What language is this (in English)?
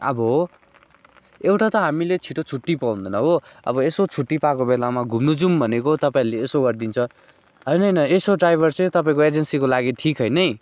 Nepali